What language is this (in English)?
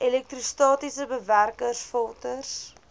Afrikaans